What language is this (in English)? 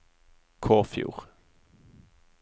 Norwegian